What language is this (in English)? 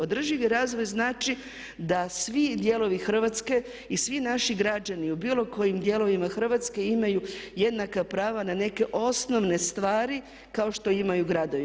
Croatian